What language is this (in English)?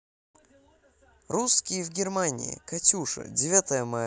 Russian